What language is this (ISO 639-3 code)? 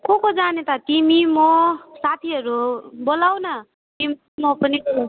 nep